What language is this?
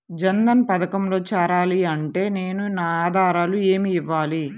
Telugu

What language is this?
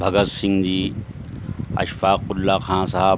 Urdu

